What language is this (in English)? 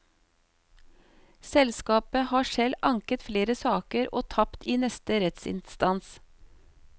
Norwegian